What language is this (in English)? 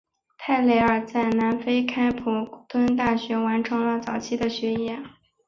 Chinese